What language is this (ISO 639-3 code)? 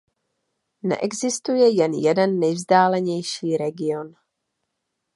ces